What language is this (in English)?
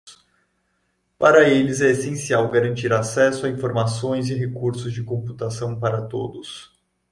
Portuguese